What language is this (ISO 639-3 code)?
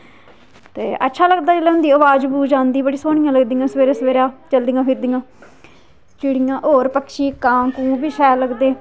doi